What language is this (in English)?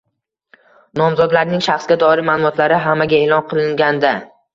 Uzbek